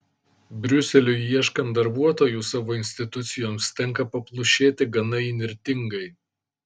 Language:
Lithuanian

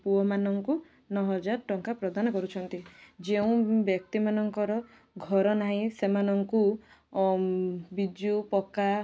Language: Odia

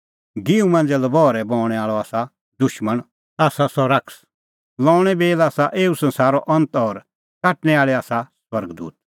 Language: Kullu Pahari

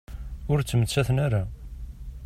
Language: Kabyle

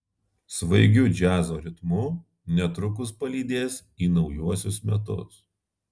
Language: Lithuanian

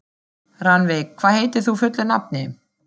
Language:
Icelandic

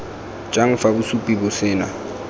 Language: Tswana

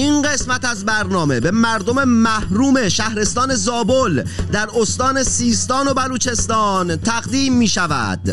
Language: Persian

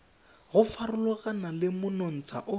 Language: Tswana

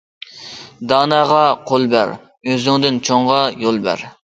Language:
Uyghur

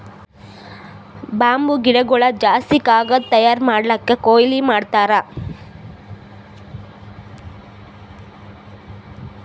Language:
Kannada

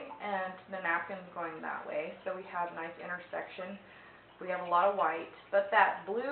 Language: English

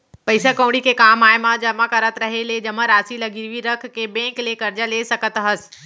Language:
Chhattisgarhi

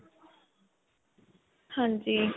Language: Punjabi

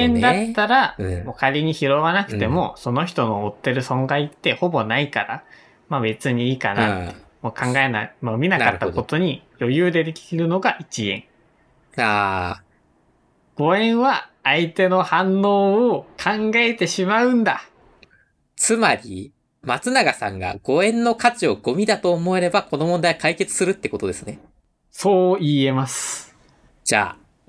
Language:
Japanese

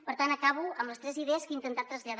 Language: Catalan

